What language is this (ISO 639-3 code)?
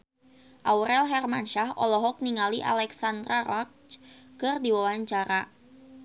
sun